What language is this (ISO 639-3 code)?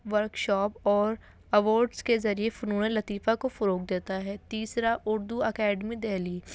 urd